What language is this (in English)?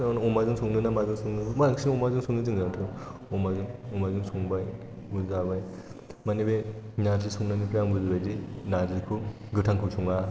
Bodo